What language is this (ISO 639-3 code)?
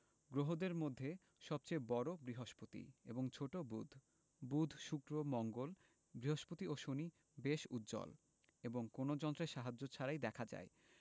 ben